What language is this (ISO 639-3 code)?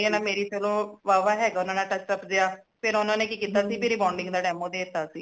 pan